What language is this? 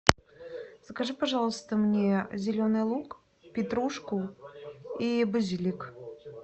Russian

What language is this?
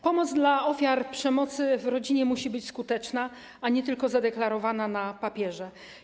Polish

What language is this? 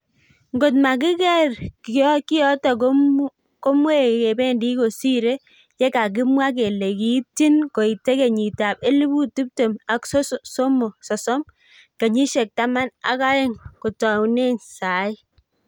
Kalenjin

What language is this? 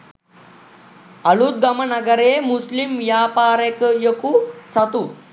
Sinhala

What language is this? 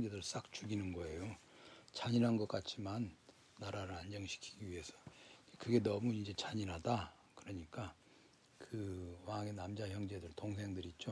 Korean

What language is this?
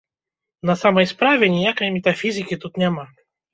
Belarusian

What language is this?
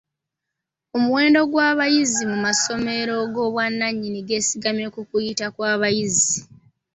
Ganda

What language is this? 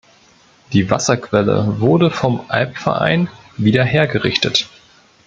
German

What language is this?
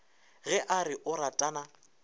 Northern Sotho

